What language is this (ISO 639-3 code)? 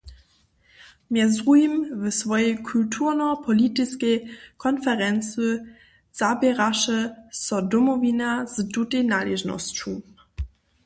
hsb